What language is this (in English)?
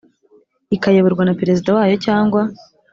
Kinyarwanda